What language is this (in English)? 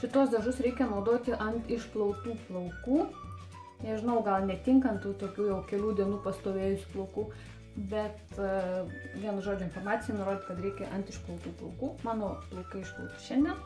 Lithuanian